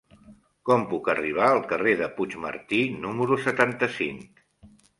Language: Catalan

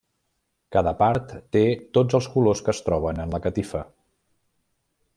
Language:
Catalan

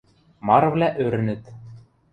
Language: Western Mari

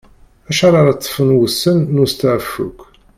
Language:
Kabyle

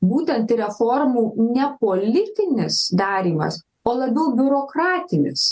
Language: Lithuanian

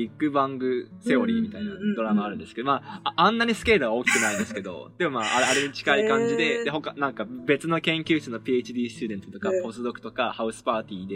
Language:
Japanese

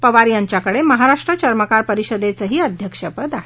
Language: Marathi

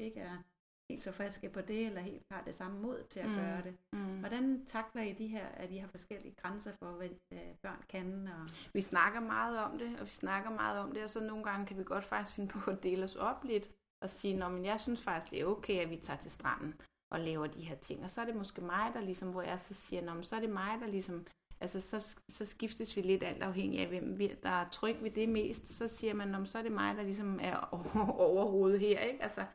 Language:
Danish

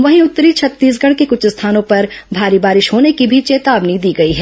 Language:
Hindi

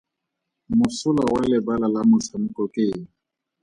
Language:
Tswana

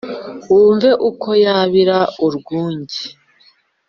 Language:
Kinyarwanda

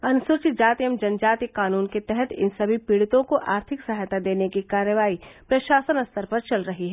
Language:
Hindi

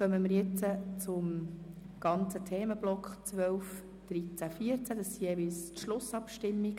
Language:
Swiss German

